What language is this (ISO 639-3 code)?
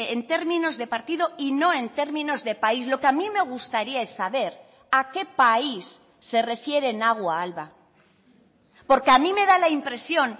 spa